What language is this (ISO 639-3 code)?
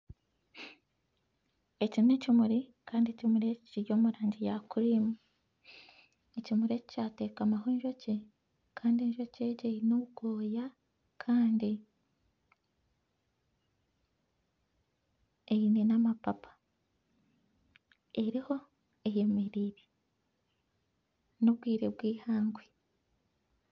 nyn